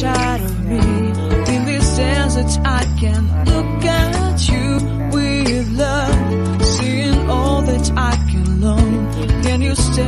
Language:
Polish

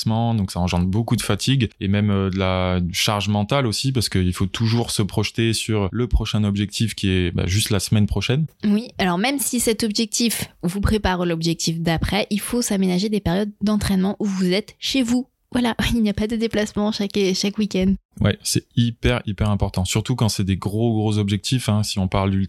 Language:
French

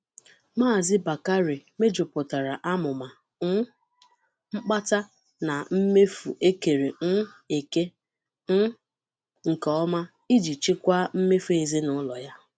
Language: Igbo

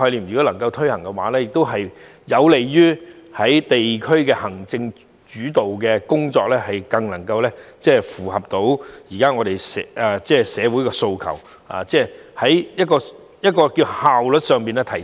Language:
Cantonese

